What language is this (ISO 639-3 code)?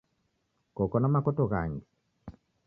dav